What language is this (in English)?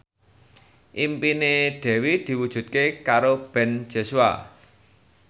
Javanese